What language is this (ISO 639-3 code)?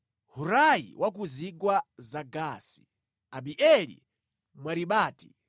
nya